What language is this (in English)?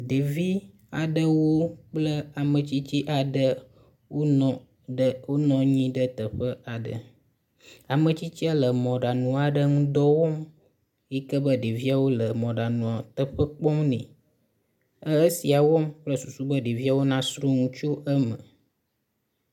Ewe